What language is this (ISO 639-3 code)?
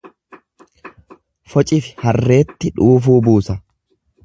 orm